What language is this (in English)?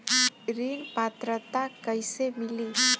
Bhojpuri